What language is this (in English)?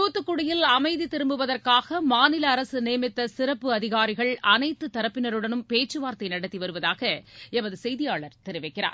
Tamil